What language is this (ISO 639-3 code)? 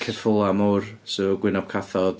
cym